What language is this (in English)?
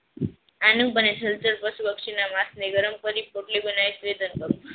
Gujarati